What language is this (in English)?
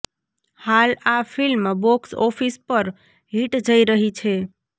Gujarati